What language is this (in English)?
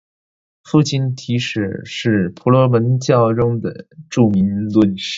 Chinese